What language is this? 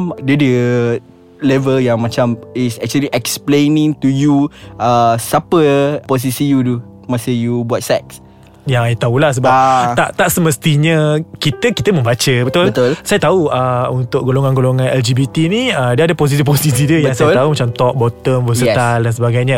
Malay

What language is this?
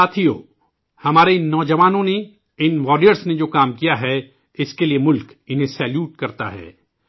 Urdu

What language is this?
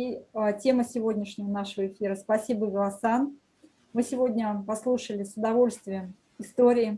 Russian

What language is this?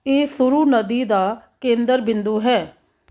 Punjabi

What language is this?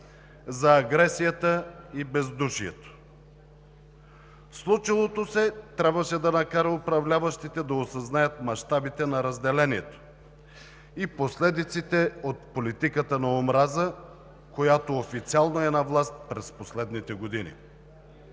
Bulgarian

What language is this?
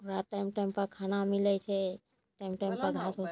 Maithili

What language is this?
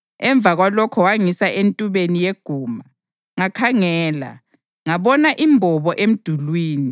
North Ndebele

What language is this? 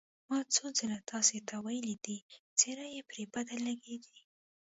Pashto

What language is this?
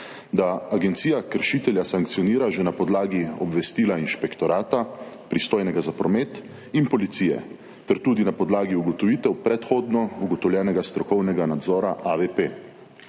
Slovenian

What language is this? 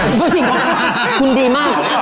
Thai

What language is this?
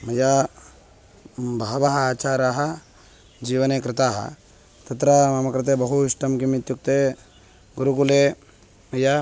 Sanskrit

